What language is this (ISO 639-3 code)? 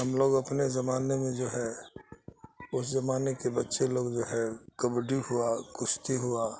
urd